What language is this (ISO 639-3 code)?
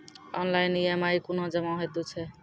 mai